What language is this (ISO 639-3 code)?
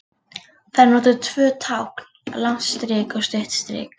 isl